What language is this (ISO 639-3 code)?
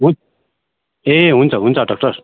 nep